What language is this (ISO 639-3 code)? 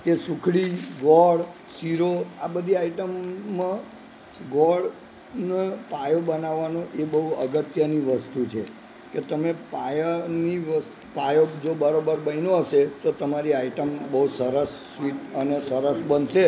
guj